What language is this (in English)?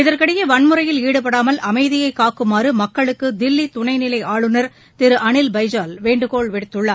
Tamil